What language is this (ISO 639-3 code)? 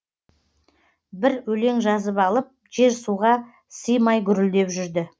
kaz